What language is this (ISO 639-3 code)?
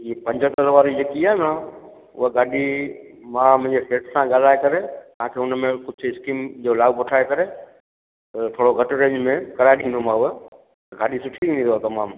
snd